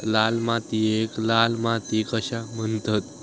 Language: Marathi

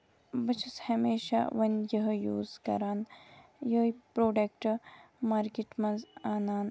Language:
Kashmiri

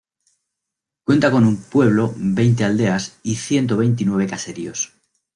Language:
Spanish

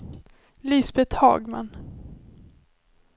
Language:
Swedish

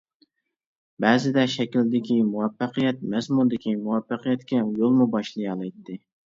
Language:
Uyghur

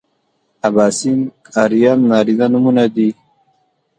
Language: Pashto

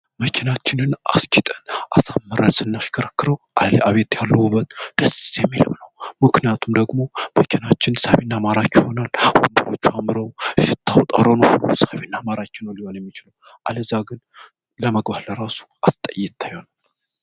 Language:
Amharic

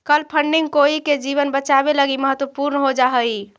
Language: Magahi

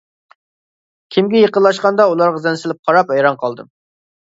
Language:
Uyghur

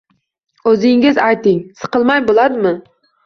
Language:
Uzbek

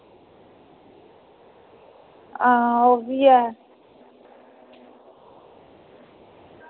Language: Dogri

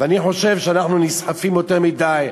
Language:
Hebrew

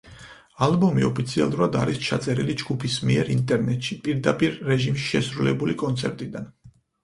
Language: Georgian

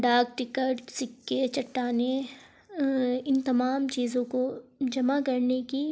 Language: Urdu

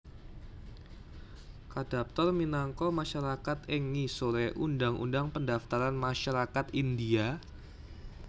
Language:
Javanese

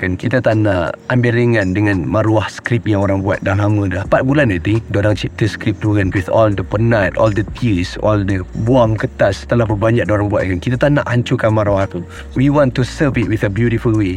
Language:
Malay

